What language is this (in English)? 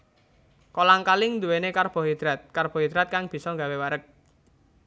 Javanese